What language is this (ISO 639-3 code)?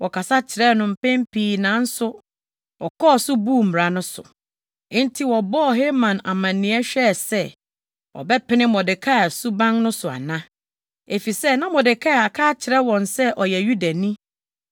aka